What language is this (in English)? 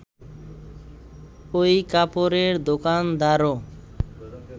Bangla